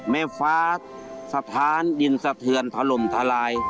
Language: Thai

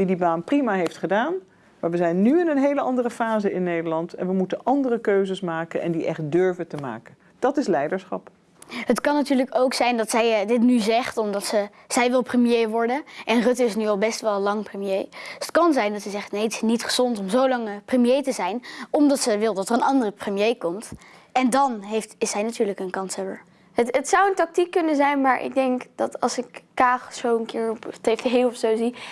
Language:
Dutch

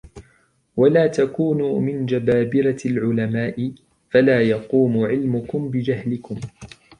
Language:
Arabic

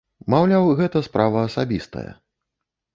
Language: Belarusian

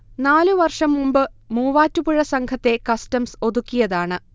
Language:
Malayalam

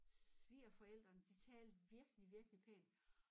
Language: Danish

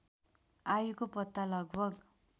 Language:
Nepali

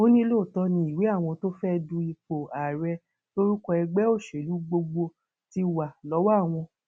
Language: Yoruba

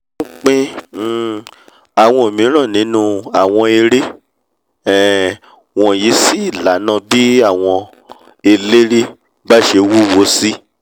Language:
Yoruba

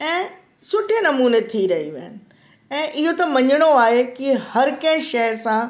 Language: Sindhi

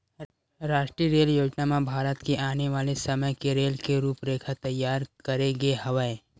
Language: Chhattisgarhi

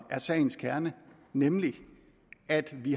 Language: Danish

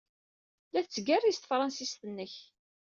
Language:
Kabyle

